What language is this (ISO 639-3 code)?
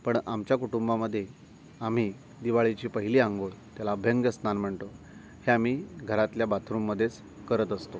mar